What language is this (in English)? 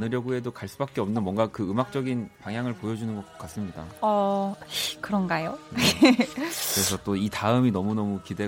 Korean